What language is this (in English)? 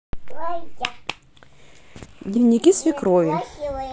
Russian